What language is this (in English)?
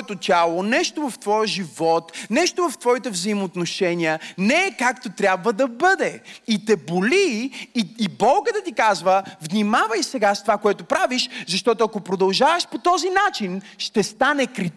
Bulgarian